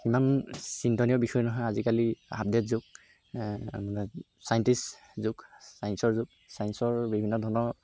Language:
Assamese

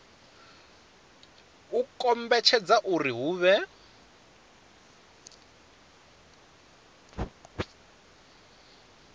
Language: Venda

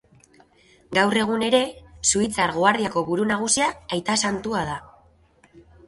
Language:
Basque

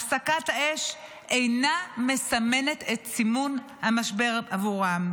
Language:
Hebrew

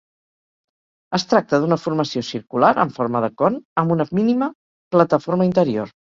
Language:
Catalan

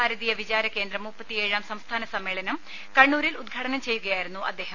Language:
Malayalam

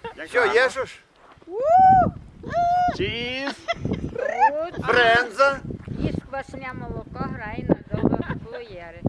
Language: Ukrainian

